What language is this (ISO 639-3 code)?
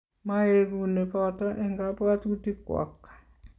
kln